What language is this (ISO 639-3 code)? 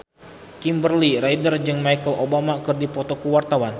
sun